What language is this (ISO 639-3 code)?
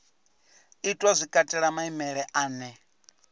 ven